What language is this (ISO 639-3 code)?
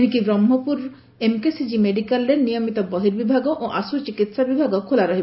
ori